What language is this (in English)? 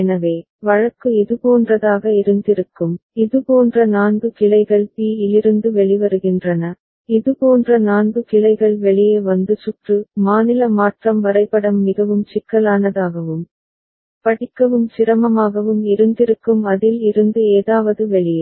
Tamil